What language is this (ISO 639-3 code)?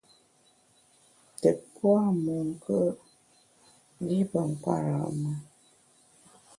bax